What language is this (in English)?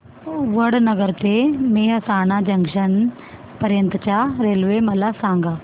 Marathi